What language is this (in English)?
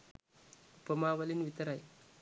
Sinhala